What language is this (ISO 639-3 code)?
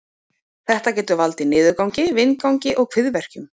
isl